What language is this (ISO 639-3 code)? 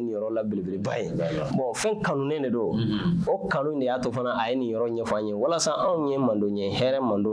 fra